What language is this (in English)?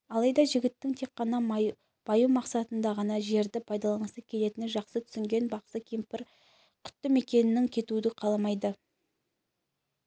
Kazakh